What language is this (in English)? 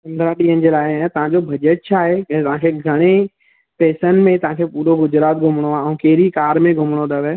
Sindhi